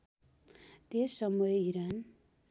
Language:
Nepali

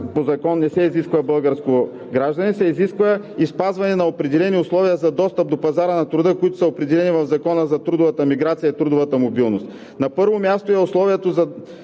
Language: Bulgarian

